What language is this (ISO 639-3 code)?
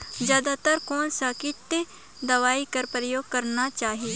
hne